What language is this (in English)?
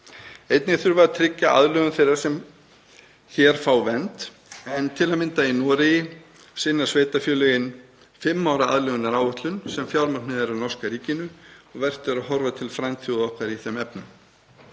Icelandic